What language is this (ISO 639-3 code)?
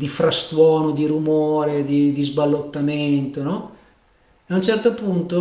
ita